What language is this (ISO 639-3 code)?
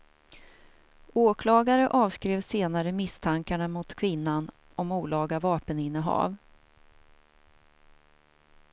swe